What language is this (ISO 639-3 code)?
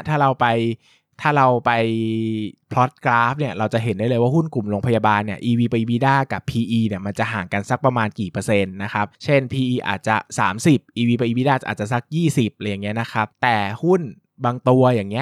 tha